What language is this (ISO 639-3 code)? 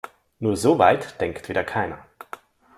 deu